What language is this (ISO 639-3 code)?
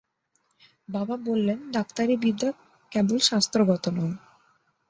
ben